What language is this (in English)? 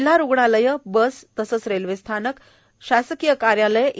Marathi